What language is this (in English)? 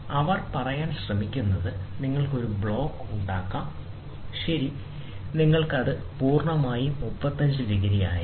Malayalam